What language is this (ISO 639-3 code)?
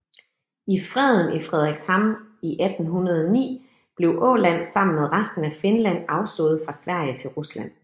dan